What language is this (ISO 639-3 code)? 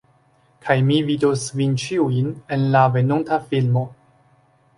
epo